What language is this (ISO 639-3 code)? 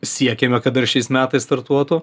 lit